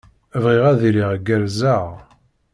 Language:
Kabyle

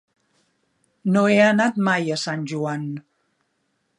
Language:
Catalan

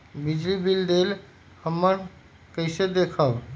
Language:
Magahi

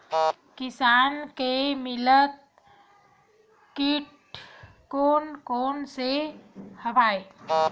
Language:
Chhattisgarhi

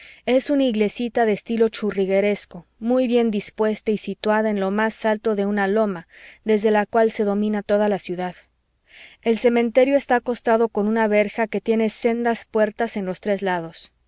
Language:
Spanish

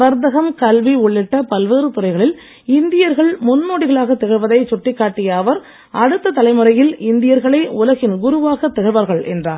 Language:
Tamil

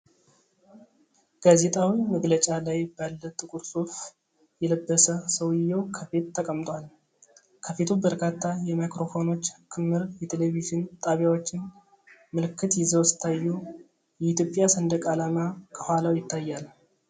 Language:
Amharic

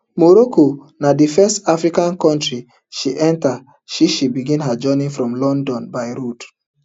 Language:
Nigerian Pidgin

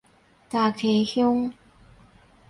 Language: Min Nan Chinese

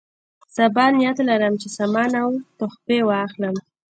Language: Pashto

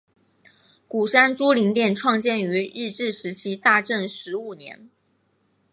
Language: Chinese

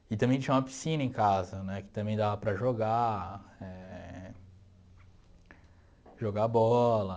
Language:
Portuguese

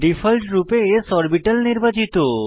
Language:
Bangla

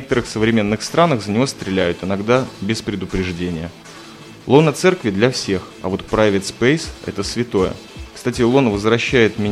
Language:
Russian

